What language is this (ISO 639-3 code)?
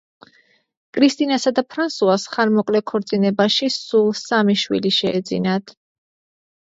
kat